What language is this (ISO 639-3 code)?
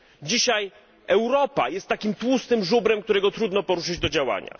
pol